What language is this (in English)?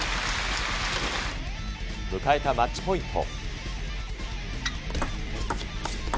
Japanese